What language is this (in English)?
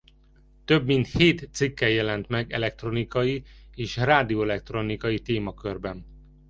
Hungarian